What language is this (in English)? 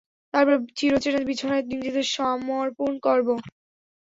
Bangla